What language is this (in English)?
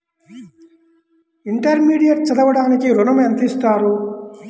Telugu